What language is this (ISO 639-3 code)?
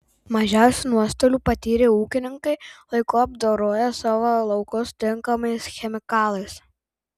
lit